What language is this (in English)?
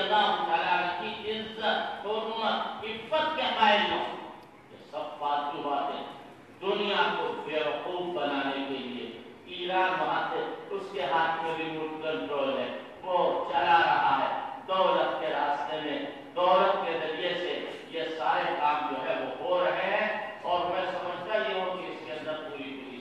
Arabic